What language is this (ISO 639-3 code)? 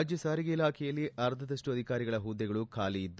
kan